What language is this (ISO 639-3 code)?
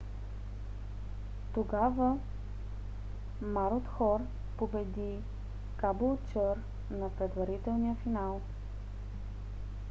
bul